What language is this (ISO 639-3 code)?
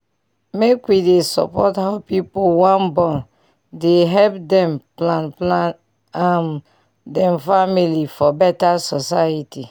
pcm